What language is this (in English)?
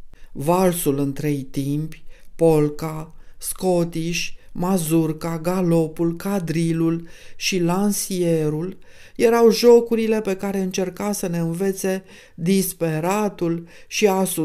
Romanian